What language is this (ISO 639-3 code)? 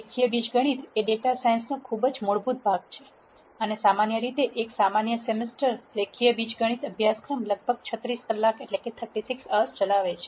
guj